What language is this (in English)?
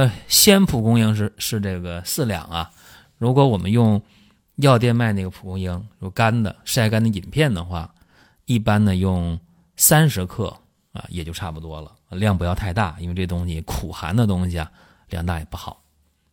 Chinese